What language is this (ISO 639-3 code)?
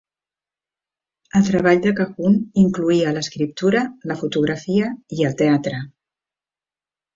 cat